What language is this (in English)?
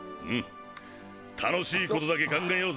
Japanese